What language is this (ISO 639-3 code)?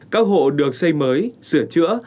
vie